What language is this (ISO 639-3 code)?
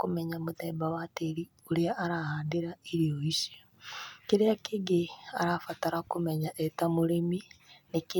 kik